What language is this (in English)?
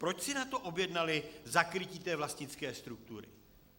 Czech